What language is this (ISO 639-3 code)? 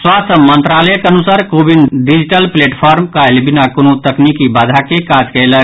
mai